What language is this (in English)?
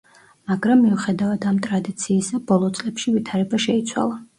Georgian